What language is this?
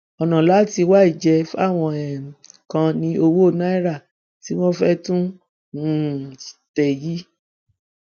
Yoruba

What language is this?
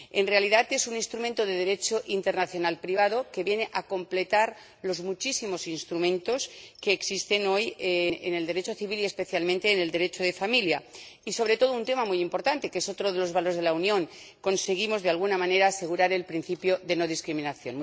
Spanish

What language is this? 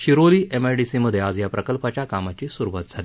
Marathi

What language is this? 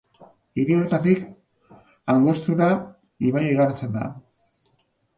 Basque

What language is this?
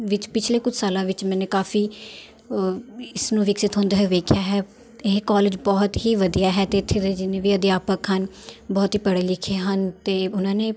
Punjabi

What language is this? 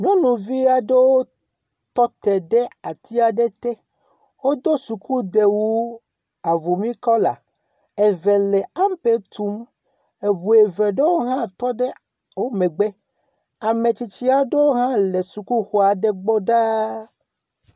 Ewe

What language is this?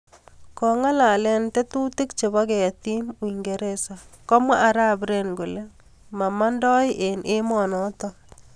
Kalenjin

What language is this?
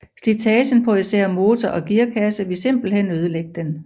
Danish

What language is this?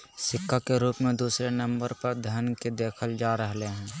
Magahi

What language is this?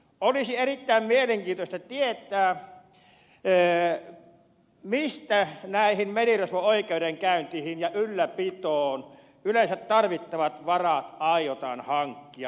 Finnish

